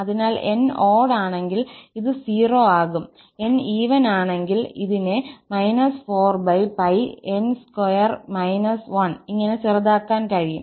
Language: Malayalam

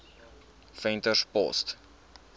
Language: Afrikaans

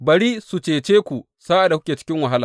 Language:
Hausa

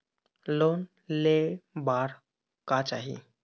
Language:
Chhattisgarhi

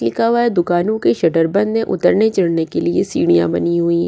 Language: Hindi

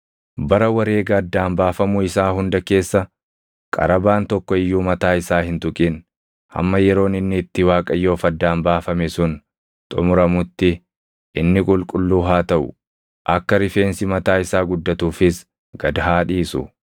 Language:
Oromo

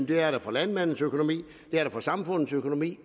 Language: Danish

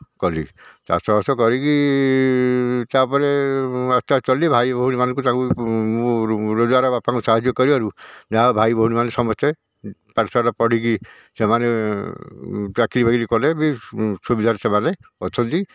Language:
Odia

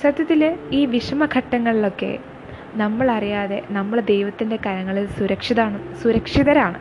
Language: Malayalam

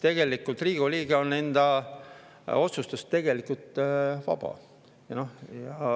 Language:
Estonian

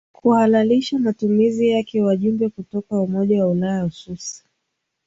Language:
Swahili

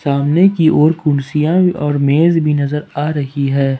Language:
Hindi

